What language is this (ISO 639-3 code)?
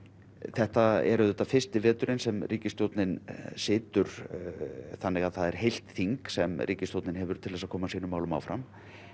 isl